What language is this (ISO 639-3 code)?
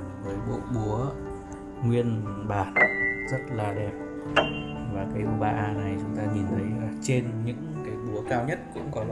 vie